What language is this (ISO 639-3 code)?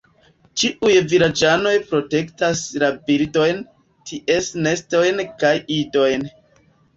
epo